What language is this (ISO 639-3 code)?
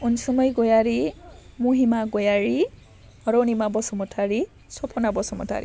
brx